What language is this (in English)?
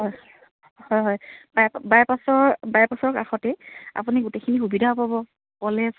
Assamese